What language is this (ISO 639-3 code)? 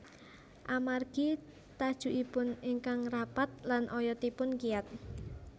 jav